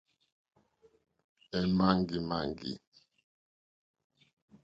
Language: Mokpwe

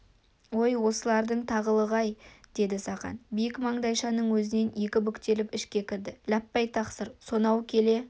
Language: Kazakh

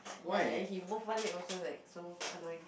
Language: English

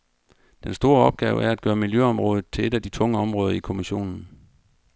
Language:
Danish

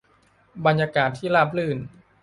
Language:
Thai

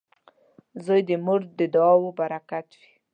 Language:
Pashto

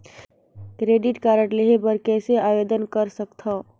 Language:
Chhattisgarhi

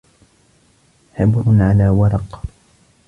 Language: Arabic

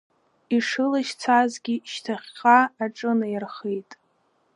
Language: Abkhazian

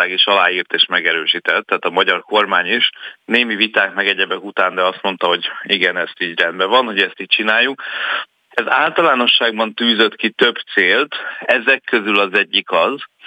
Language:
Hungarian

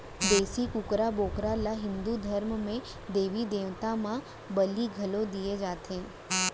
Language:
Chhattisgarhi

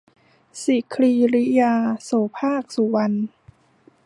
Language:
Thai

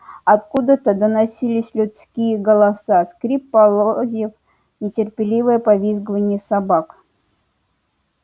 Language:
Russian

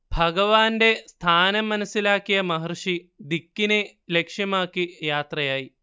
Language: Malayalam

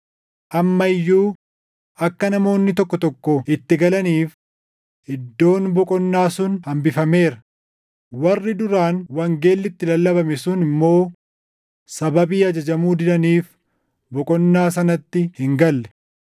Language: Oromo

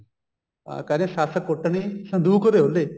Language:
Punjabi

